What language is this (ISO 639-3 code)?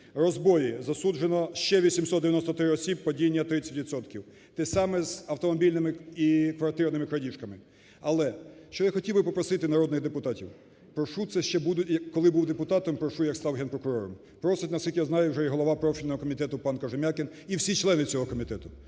ukr